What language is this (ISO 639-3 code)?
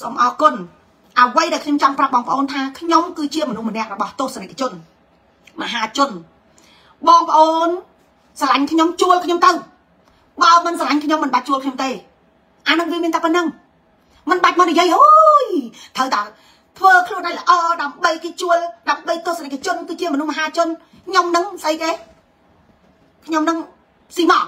vie